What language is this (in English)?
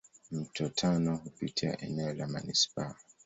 Swahili